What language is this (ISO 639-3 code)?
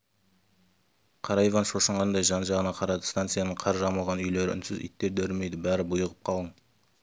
kaz